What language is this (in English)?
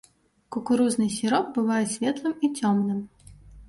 Belarusian